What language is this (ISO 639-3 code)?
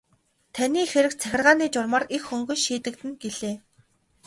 mon